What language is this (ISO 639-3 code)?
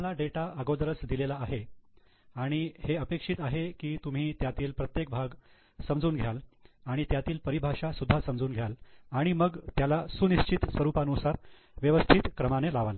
mar